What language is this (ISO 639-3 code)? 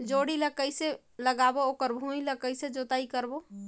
hne